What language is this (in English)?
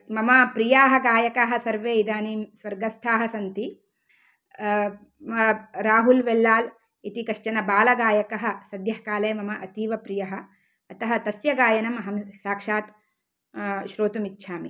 Sanskrit